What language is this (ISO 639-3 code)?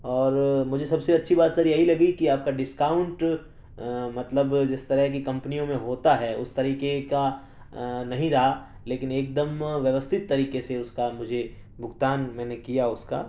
urd